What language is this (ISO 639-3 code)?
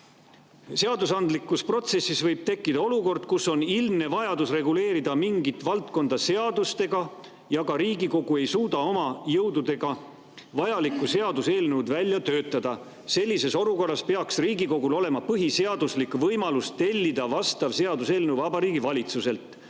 est